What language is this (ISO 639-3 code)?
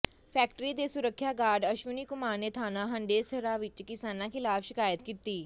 pan